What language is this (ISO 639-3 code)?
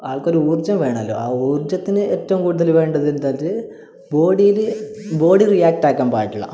mal